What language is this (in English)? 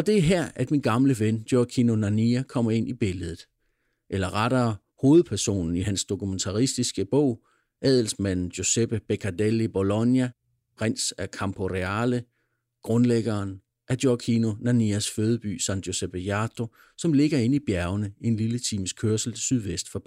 Danish